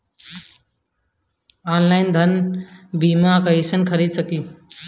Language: Bhojpuri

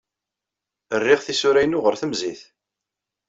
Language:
Kabyle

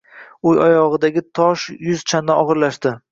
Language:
Uzbek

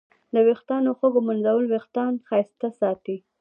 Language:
Pashto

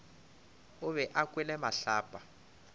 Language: Northern Sotho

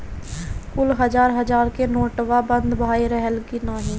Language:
Bhojpuri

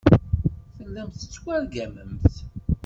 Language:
Kabyle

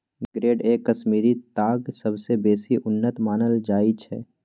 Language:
Maithili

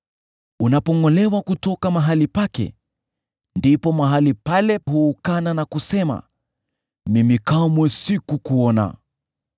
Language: Swahili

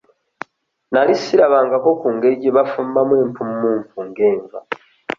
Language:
Ganda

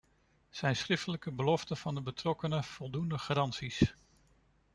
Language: Dutch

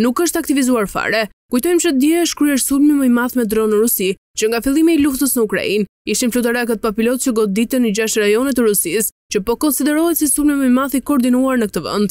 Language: Romanian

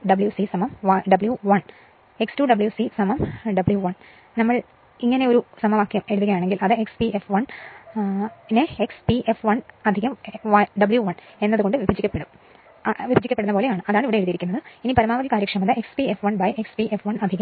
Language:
Malayalam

